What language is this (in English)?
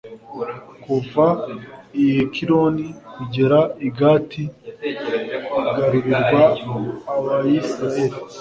Kinyarwanda